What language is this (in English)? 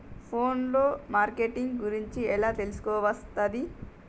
Telugu